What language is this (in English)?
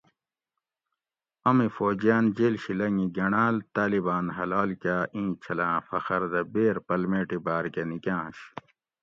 Gawri